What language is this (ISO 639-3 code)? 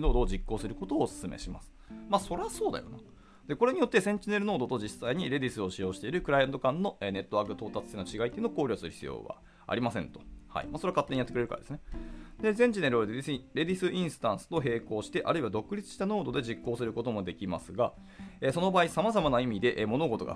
jpn